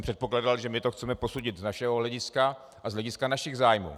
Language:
Czech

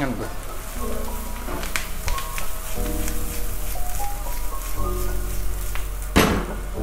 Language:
Indonesian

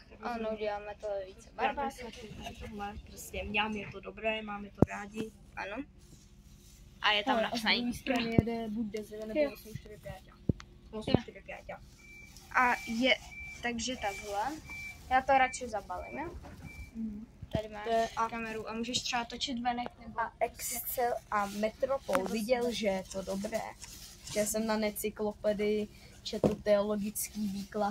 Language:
Czech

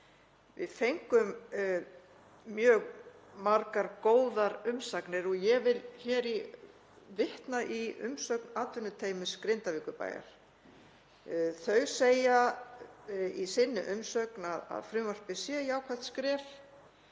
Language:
Icelandic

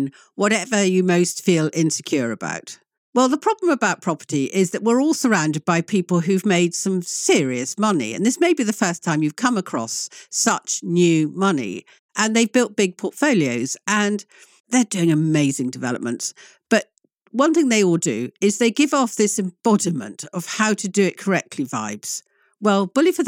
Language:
English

